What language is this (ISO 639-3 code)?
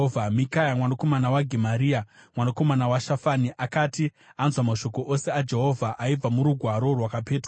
sna